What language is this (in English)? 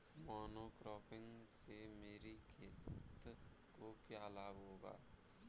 Hindi